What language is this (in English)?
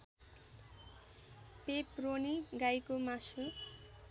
Nepali